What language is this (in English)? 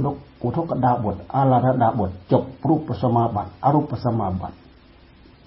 Thai